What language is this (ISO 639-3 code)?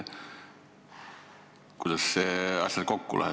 est